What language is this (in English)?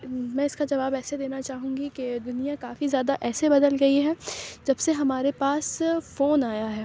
Urdu